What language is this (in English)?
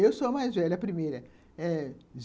Portuguese